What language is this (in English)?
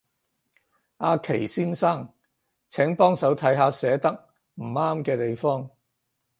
Cantonese